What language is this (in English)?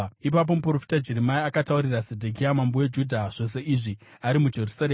Shona